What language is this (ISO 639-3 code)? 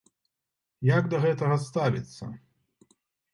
bel